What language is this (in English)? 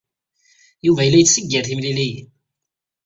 Kabyle